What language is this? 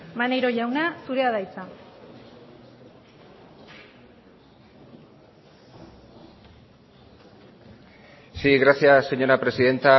Basque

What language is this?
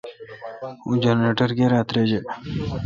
Kalkoti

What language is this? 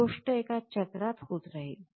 Marathi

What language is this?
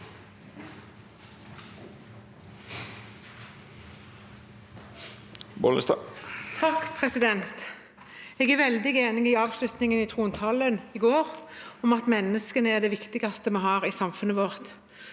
Norwegian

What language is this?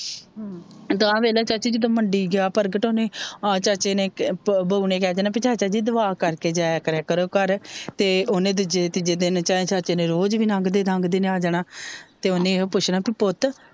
Punjabi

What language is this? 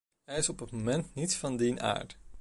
Dutch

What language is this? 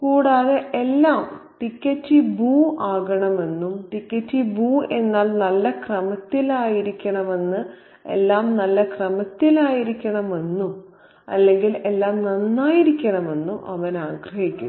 Malayalam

